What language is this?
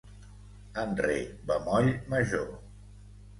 Catalan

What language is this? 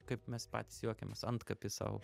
Lithuanian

